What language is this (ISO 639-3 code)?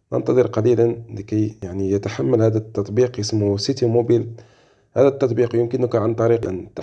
ara